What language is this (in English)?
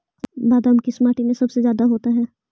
Magahi